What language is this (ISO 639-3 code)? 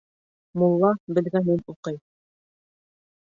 bak